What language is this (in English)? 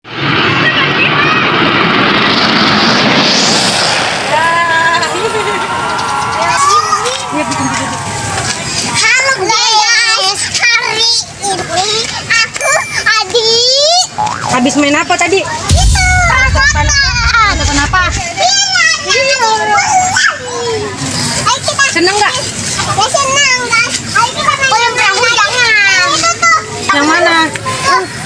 Indonesian